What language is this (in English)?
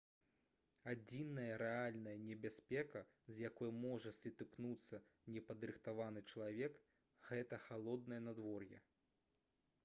Belarusian